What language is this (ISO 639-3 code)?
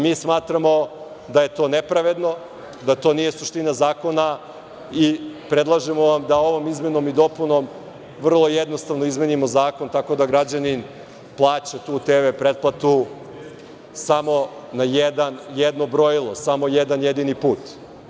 srp